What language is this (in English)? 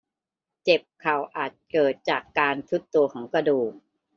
Thai